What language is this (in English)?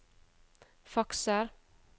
Norwegian